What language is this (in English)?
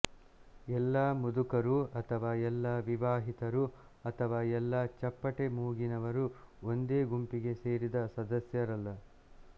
Kannada